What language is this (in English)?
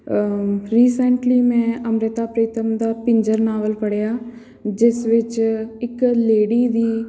Punjabi